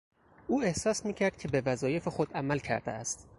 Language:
Persian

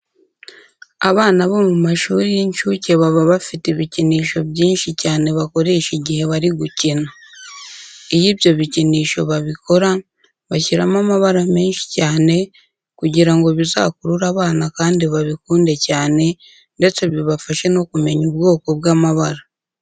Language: Kinyarwanda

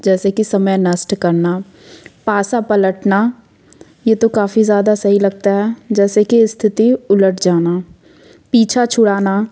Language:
Hindi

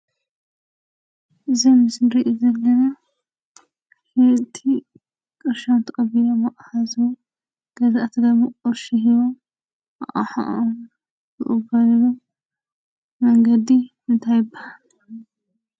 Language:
Tigrinya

